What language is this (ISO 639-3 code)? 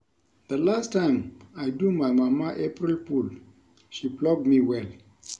pcm